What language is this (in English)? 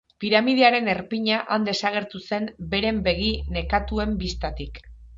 Basque